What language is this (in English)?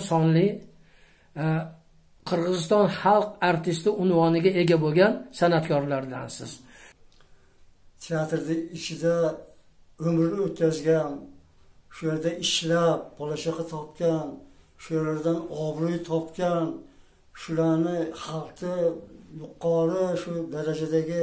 Turkish